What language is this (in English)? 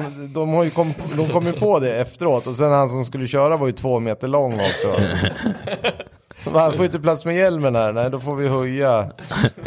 Swedish